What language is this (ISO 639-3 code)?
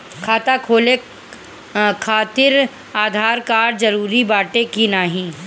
bho